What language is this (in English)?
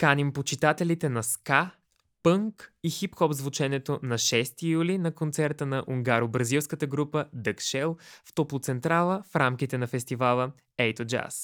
Bulgarian